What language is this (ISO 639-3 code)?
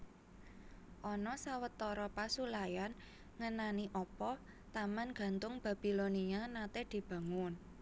jav